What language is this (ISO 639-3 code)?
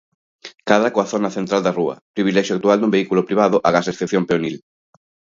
glg